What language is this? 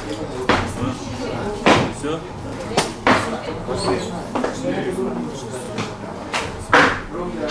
Russian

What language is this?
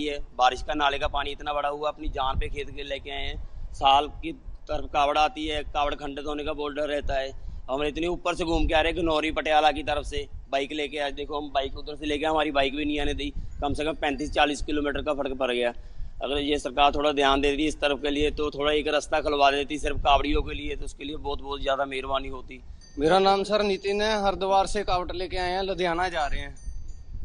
Hindi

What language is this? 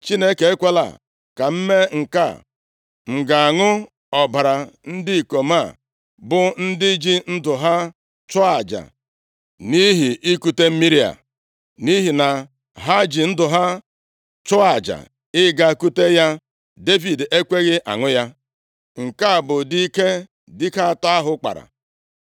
Igbo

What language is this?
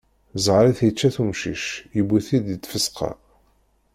Kabyle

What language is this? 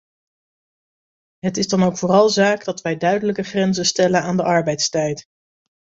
Dutch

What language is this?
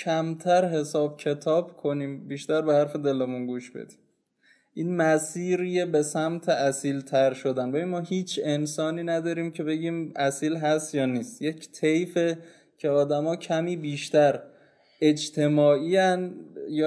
Persian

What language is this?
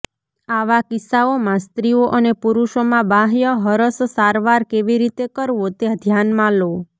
Gujarati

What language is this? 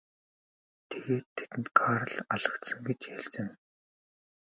Mongolian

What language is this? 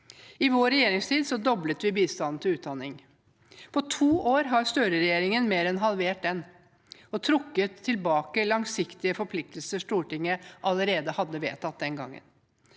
Norwegian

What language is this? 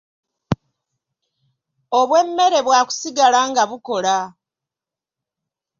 Ganda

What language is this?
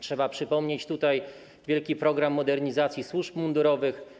Polish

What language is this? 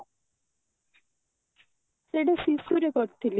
Odia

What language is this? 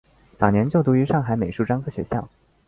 Chinese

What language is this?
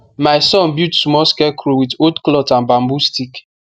Nigerian Pidgin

